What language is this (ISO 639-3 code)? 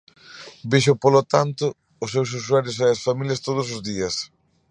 glg